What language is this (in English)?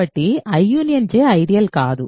Telugu